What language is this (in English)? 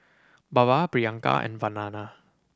English